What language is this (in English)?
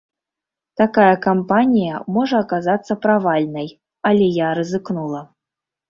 Belarusian